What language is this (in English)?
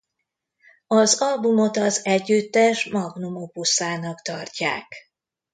Hungarian